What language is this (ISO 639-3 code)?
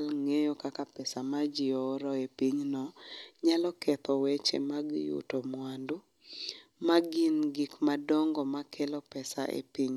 luo